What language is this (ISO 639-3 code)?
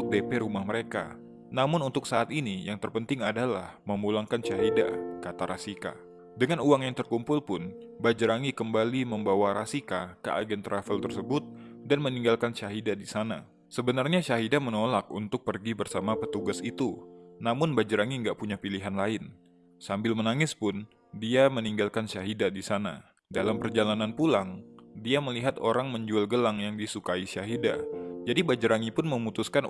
ind